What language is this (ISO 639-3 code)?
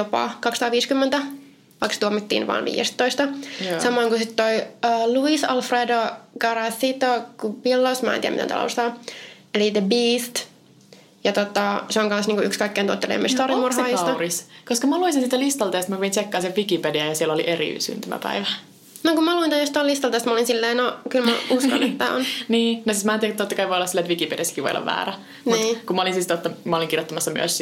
fin